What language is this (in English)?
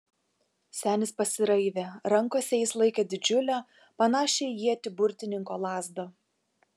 Lithuanian